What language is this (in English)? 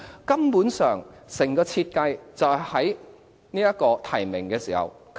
Cantonese